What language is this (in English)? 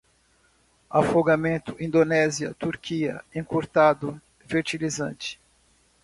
Portuguese